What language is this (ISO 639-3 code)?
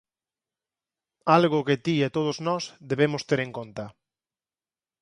glg